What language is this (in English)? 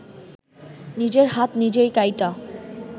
Bangla